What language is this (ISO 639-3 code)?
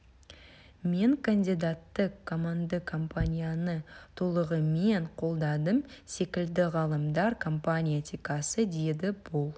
kaz